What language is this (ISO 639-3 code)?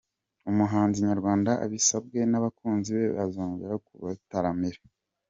kin